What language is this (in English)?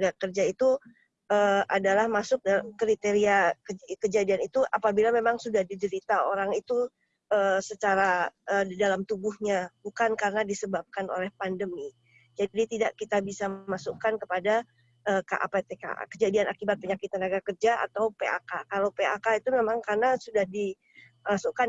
Indonesian